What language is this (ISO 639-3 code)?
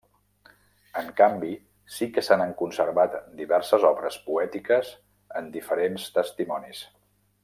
cat